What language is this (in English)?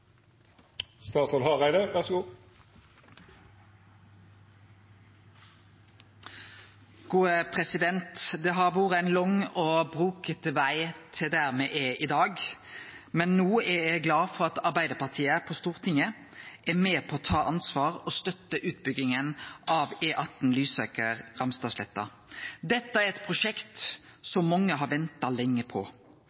Norwegian Nynorsk